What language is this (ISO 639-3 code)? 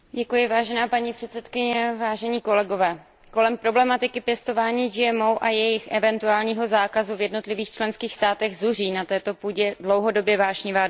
ces